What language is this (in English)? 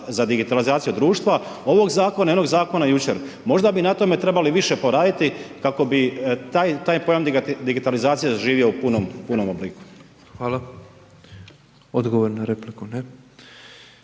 Croatian